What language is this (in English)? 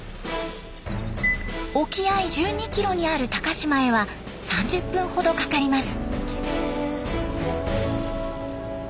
Japanese